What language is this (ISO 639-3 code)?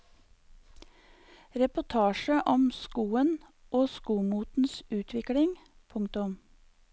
nor